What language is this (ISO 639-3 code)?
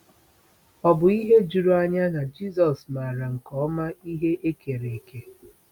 ibo